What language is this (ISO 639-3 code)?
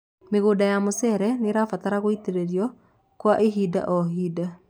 kik